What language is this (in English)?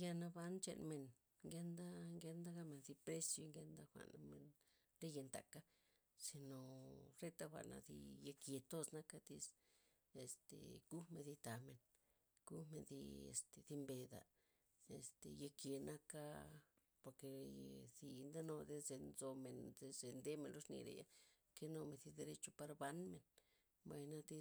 Loxicha Zapotec